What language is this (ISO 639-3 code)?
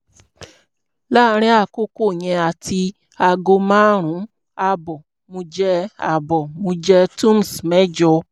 yor